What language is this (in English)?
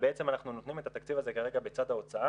Hebrew